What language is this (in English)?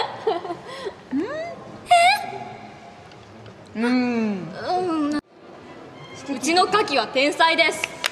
Japanese